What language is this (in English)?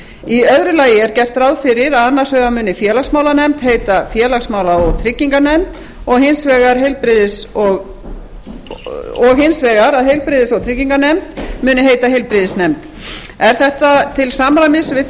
Icelandic